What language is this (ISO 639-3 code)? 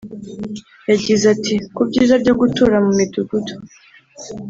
kin